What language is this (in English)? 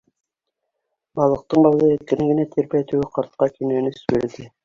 Bashkir